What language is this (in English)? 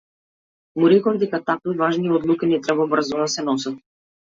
Macedonian